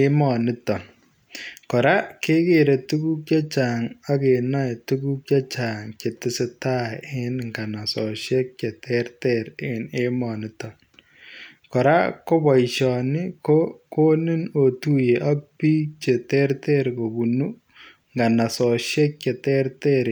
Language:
Kalenjin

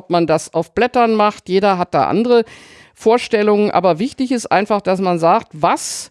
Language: German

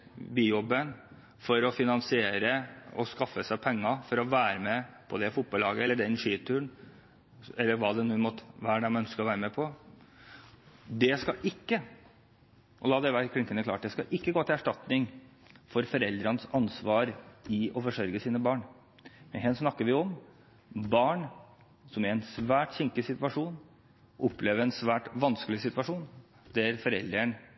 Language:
Norwegian Bokmål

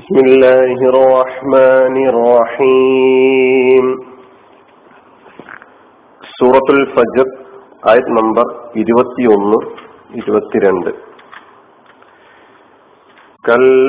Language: Malayalam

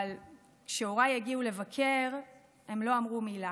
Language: Hebrew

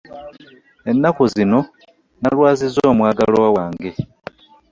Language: Ganda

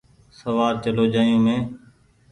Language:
Goaria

